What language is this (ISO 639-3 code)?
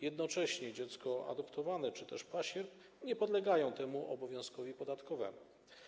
pol